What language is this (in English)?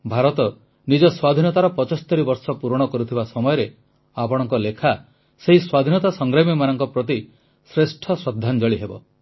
Odia